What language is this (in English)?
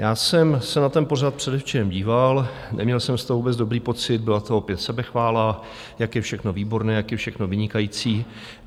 Czech